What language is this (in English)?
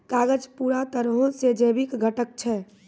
Maithili